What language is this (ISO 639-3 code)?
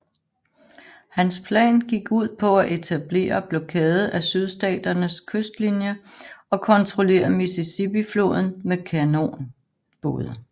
dan